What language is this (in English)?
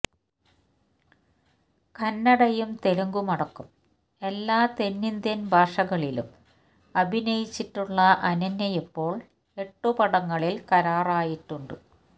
Malayalam